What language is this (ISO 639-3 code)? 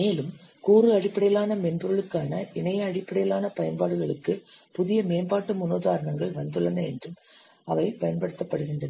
tam